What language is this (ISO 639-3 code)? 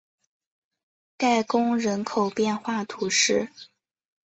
zho